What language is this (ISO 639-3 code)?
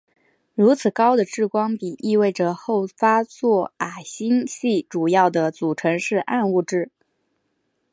zho